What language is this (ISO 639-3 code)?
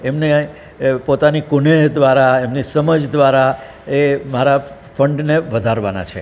guj